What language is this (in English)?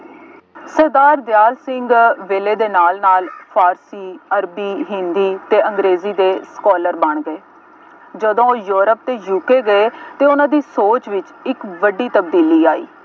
Punjabi